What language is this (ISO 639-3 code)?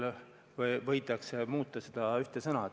est